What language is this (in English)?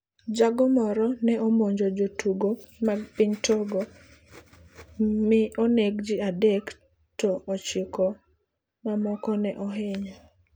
Luo (Kenya and Tanzania)